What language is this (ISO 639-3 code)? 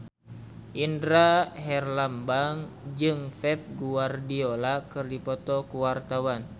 sun